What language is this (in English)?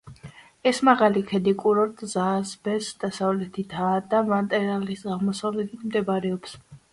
Georgian